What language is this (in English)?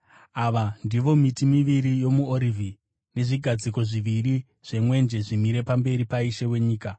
Shona